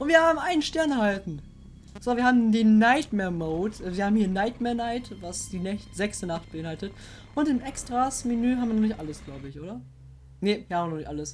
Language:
German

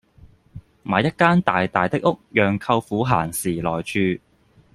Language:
Cantonese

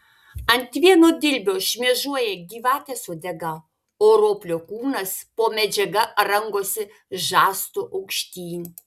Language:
Lithuanian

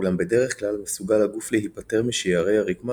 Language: Hebrew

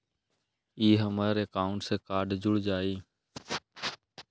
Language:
Magahi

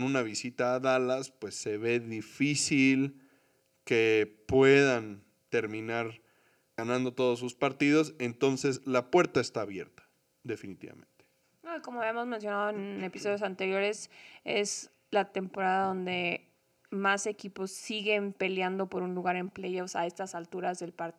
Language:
Spanish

